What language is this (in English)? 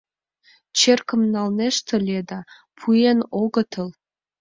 Mari